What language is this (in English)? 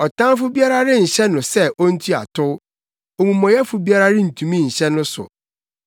Akan